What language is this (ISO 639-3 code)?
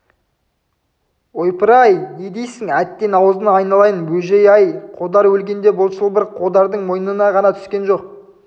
kaz